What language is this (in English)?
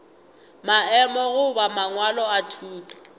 Northern Sotho